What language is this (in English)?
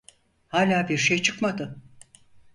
Turkish